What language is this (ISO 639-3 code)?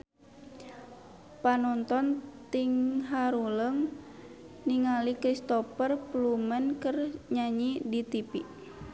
sun